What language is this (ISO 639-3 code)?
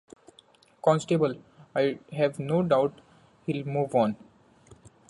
eng